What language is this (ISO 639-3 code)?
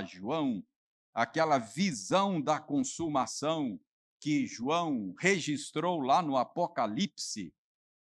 por